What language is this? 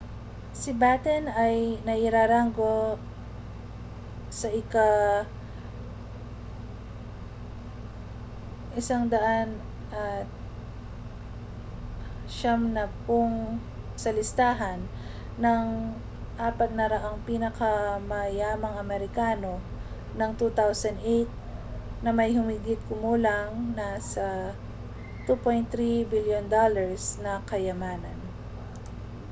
Filipino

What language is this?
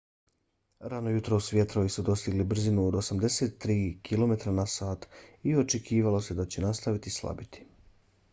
Bosnian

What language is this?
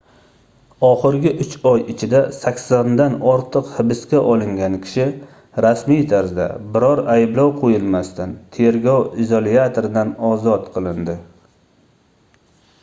Uzbek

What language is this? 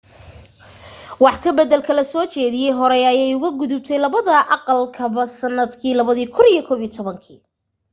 Somali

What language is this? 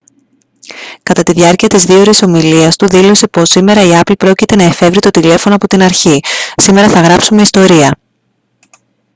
Greek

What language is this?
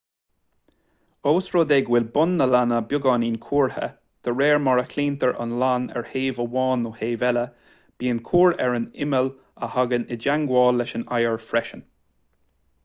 Irish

